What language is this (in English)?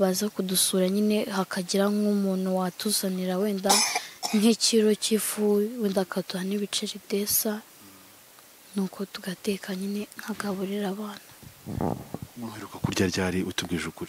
Romanian